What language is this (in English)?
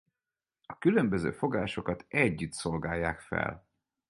Hungarian